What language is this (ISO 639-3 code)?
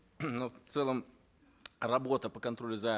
kaz